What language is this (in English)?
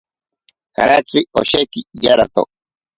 Ashéninka Perené